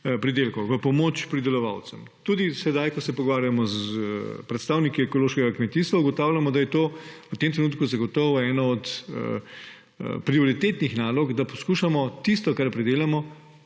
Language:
Slovenian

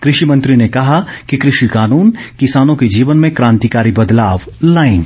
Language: Hindi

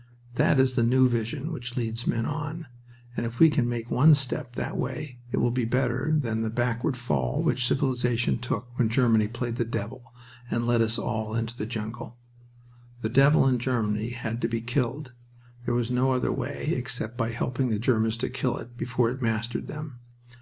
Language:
English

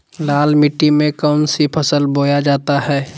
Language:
Magahi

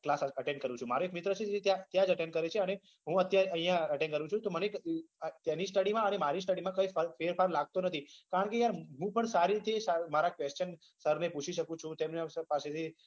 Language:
Gujarati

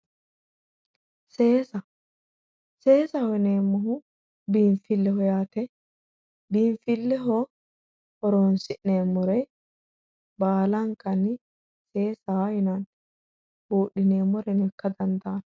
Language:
Sidamo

